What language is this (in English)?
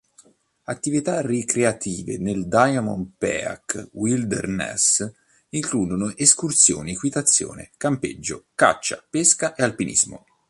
Italian